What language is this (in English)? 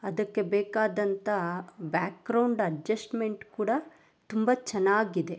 Kannada